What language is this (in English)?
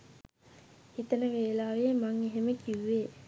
Sinhala